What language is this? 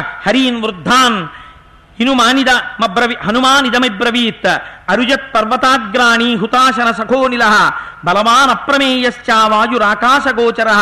Telugu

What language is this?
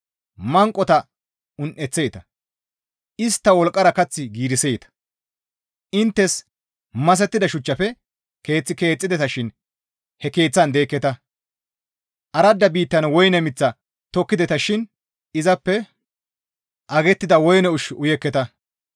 Gamo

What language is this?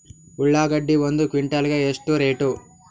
Kannada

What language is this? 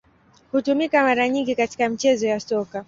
Swahili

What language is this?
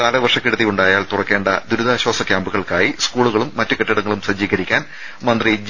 Malayalam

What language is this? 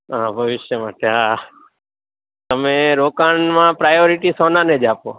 Gujarati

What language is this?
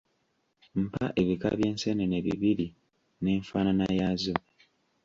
Ganda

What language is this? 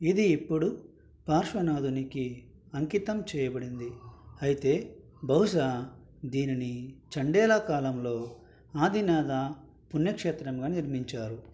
Telugu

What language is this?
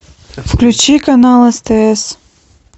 Russian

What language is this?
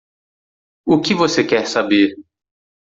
Portuguese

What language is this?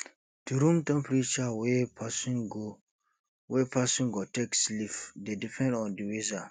Nigerian Pidgin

